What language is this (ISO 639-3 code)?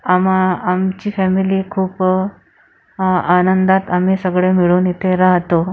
mar